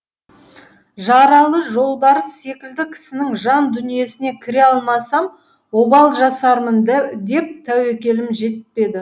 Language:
Kazakh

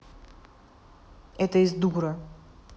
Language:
Russian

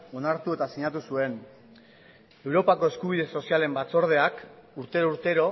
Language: Basque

